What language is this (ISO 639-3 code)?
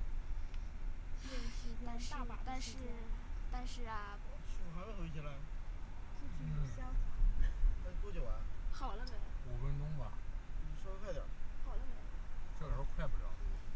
zho